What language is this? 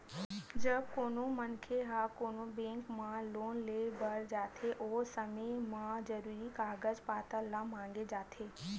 Chhattisgarhi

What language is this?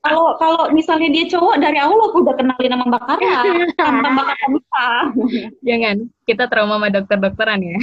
Indonesian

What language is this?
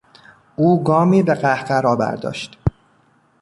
Persian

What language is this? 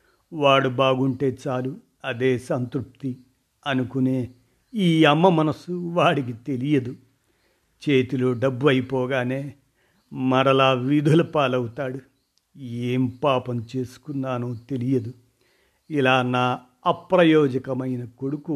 Telugu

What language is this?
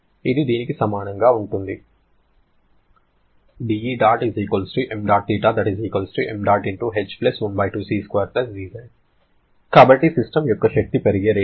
Telugu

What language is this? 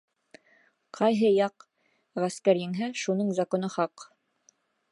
Bashkir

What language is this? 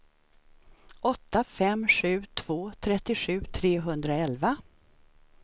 Swedish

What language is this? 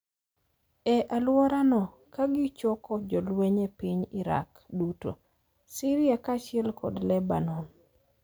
Luo (Kenya and Tanzania)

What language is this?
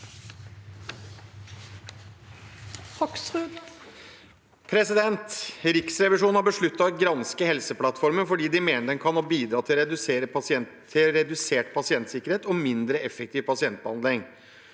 Norwegian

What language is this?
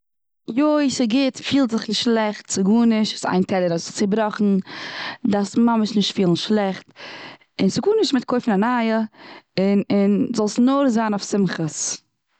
Yiddish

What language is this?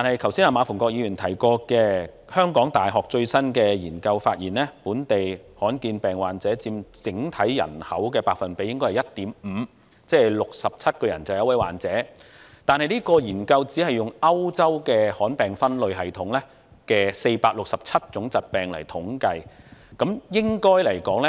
Cantonese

